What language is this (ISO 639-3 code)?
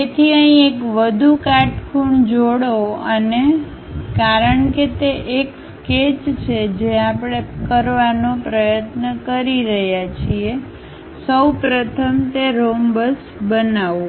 guj